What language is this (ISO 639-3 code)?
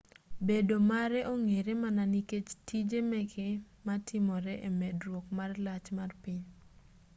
luo